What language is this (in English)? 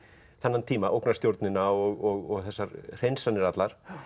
Icelandic